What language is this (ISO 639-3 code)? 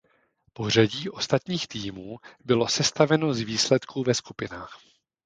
ces